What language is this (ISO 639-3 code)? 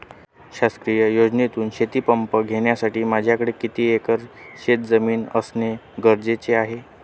mar